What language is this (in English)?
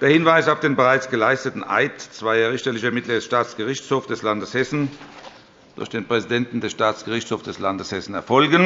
German